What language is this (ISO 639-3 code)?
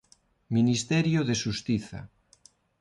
glg